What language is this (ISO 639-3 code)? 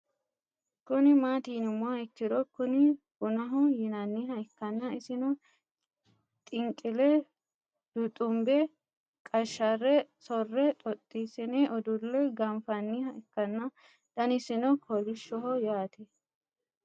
sid